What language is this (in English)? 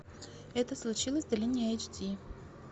Russian